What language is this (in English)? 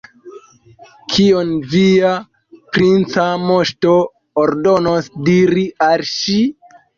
Esperanto